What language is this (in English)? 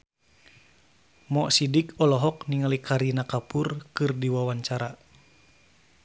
Sundanese